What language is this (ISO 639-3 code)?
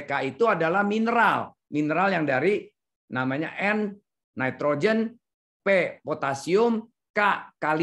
ind